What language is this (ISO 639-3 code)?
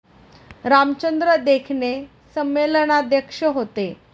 mar